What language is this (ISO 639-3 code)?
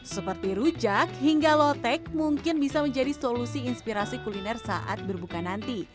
ind